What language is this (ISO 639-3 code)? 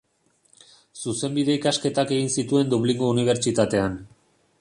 eus